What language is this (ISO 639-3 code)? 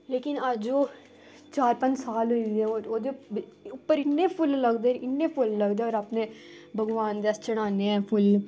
doi